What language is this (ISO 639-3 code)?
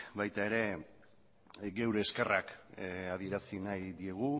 eus